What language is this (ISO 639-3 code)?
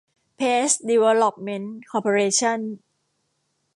tha